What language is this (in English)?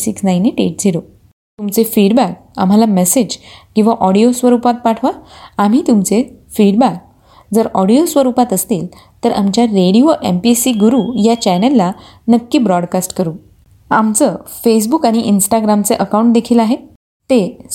Marathi